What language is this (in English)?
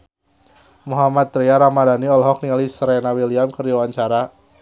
Sundanese